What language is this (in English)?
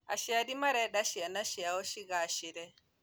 Kikuyu